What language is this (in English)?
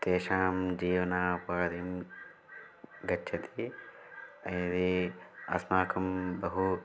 Sanskrit